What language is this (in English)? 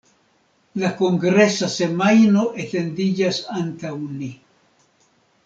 Esperanto